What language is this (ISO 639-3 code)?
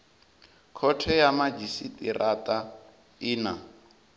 ven